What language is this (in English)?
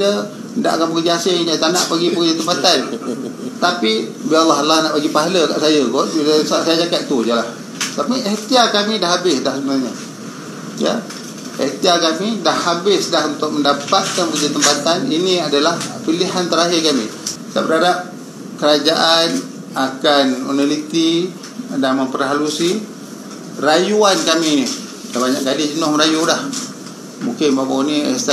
Malay